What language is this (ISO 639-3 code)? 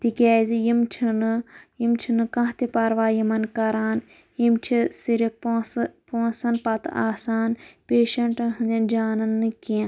kas